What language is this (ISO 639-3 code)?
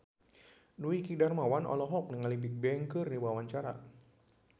sun